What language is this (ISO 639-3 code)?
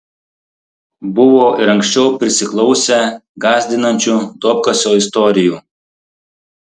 lit